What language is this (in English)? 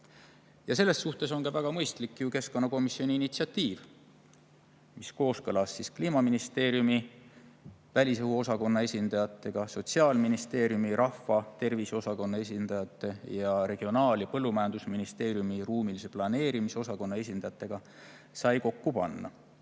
Estonian